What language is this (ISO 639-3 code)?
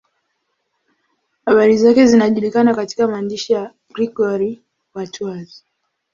swa